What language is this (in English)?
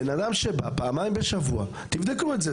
Hebrew